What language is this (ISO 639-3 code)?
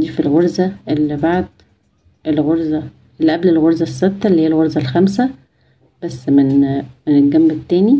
ara